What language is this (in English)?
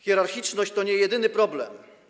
Polish